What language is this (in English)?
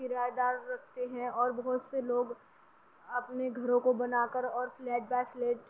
Urdu